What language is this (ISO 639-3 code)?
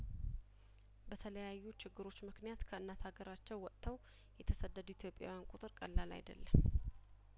amh